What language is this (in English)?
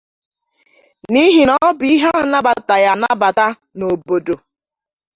Igbo